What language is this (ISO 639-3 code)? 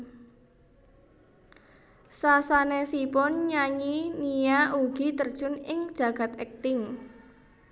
jav